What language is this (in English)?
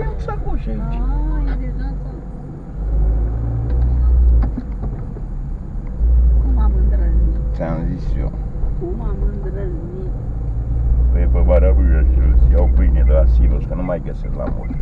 Romanian